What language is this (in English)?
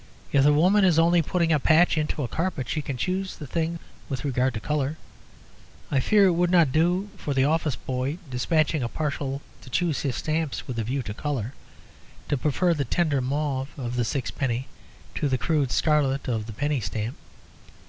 English